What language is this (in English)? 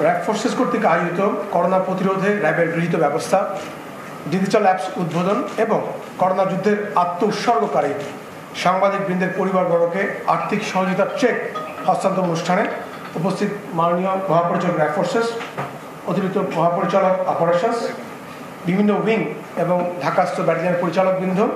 Turkish